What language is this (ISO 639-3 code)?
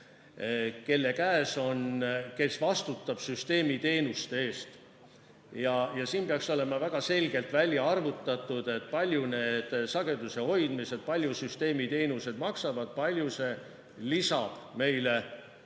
est